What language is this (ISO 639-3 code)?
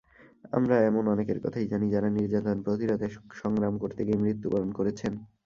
ben